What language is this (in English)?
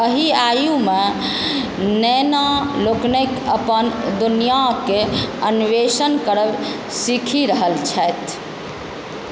Maithili